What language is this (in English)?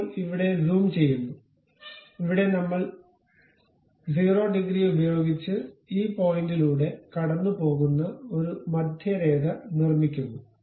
Malayalam